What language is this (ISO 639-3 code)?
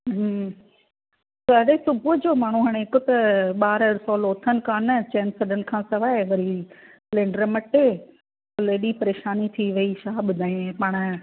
snd